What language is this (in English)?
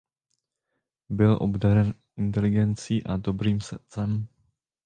Czech